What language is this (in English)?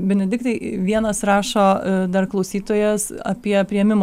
Lithuanian